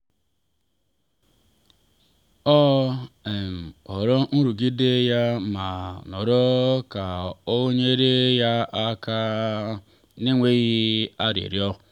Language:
Igbo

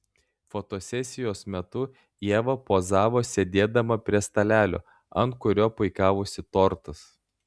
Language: Lithuanian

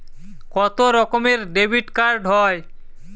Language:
Bangla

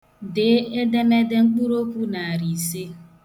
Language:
Igbo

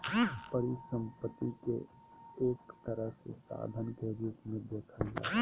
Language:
Magahi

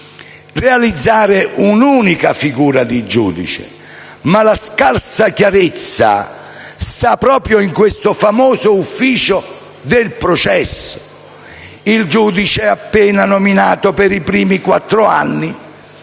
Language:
Italian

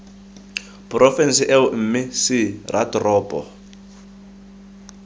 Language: Tswana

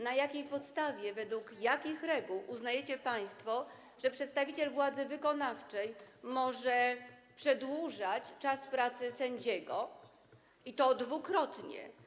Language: Polish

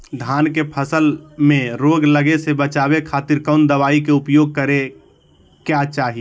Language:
Magahi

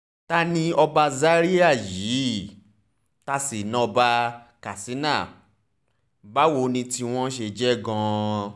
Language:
Yoruba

